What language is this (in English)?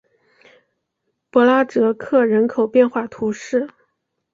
Chinese